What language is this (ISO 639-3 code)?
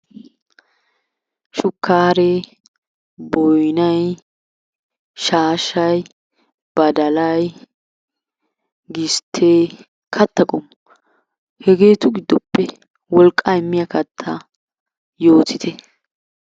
wal